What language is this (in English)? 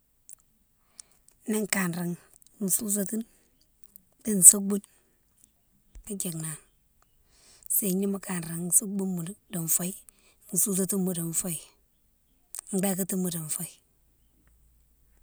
Mansoanka